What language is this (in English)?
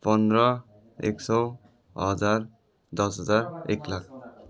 Nepali